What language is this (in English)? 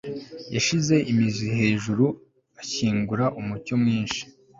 Kinyarwanda